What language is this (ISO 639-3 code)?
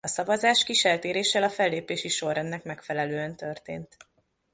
hun